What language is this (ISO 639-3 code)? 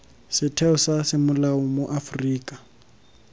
tsn